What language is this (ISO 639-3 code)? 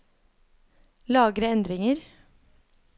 nor